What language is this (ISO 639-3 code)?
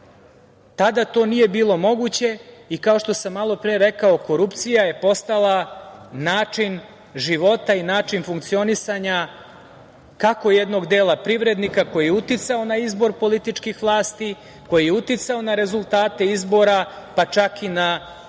srp